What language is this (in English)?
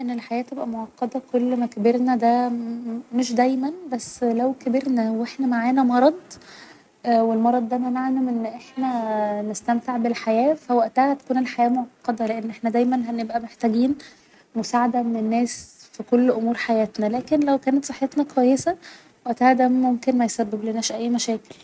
Egyptian Arabic